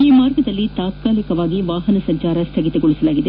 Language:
Kannada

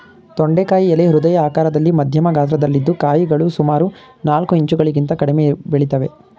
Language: Kannada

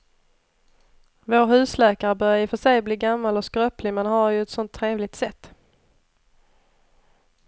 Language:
Swedish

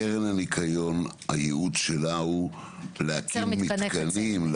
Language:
Hebrew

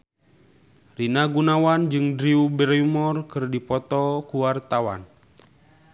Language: Sundanese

